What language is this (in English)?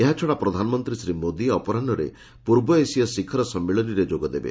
Odia